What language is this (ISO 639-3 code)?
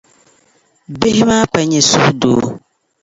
dag